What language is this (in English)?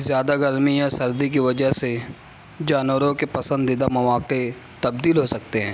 Urdu